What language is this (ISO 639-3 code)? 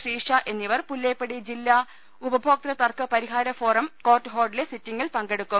mal